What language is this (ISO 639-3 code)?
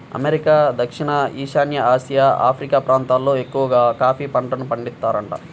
tel